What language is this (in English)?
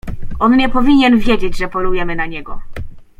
Polish